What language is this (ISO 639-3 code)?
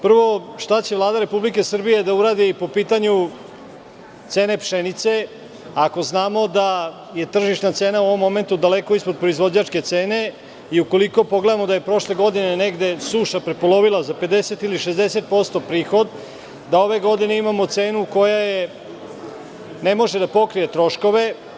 srp